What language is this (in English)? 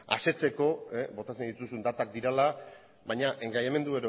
Basque